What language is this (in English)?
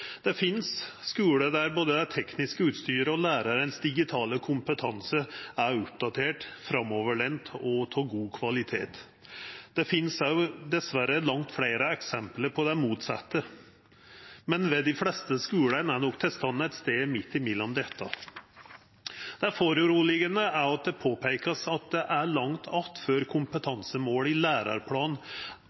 Norwegian Nynorsk